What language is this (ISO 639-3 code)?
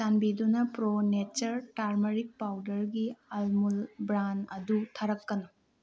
mni